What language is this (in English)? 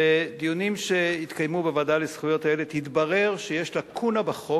Hebrew